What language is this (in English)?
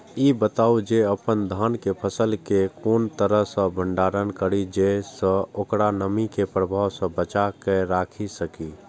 Maithili